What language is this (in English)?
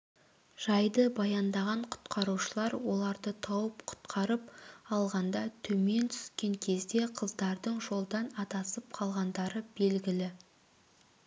Kazakh